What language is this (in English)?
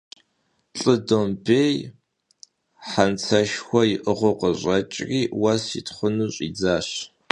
Kabardian